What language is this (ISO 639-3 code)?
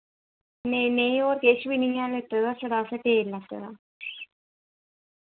doi